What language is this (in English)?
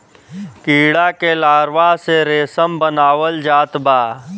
Bhojpuri